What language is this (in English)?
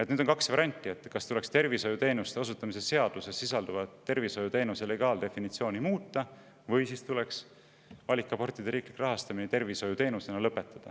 Estonian